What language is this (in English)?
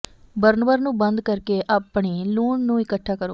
Punjabi